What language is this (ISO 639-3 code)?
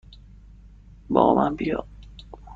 fas